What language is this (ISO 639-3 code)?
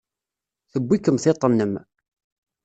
kab